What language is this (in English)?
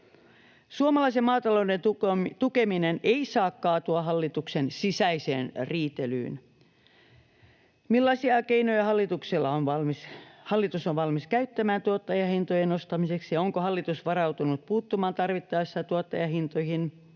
Finnish